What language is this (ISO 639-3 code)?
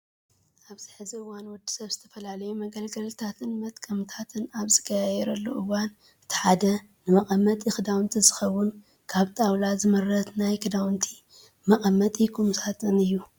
tir